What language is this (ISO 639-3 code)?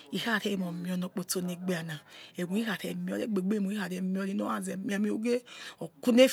ets